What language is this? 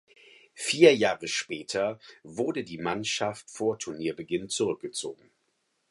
German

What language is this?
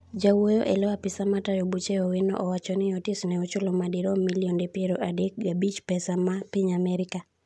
Luo (Kenya and Tanzania)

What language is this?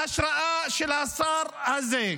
Hebrew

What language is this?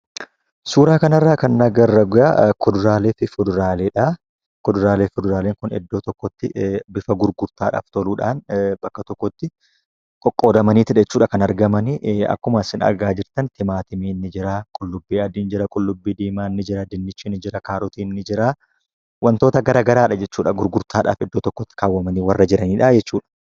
Oromo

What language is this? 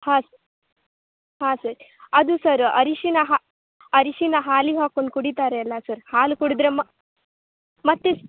Kannada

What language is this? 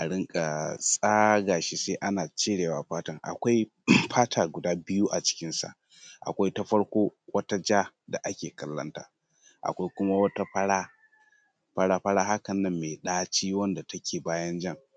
Hausa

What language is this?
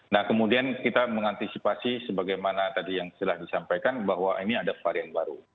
Indonesian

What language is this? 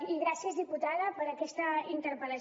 Catalan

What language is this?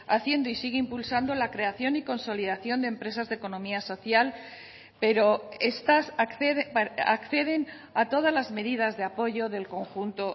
Spanish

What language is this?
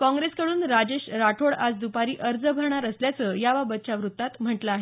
Marathi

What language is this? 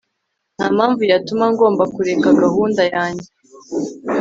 Kinyarwanda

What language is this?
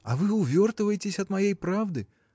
Russian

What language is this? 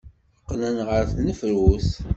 Kabyle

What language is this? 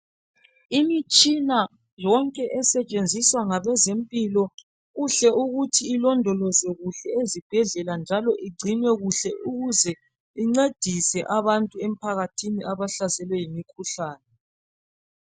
North Ndebele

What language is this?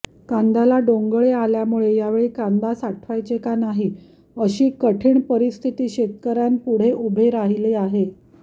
Marathi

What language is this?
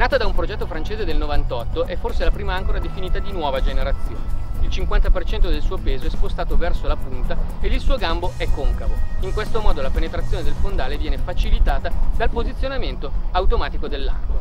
Italian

